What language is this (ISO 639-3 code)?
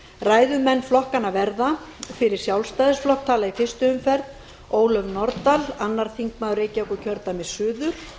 isl